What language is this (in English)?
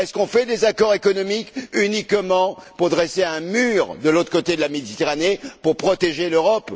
French